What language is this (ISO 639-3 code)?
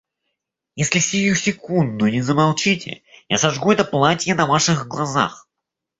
rus